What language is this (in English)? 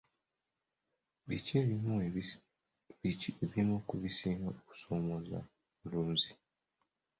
Ganda